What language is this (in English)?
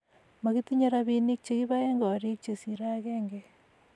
Kalenjin